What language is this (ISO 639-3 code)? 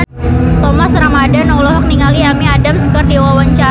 sun